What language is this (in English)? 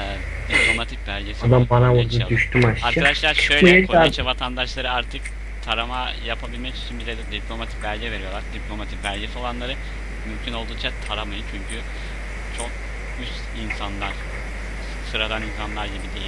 Turkish